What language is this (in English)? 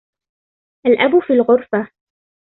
Arabic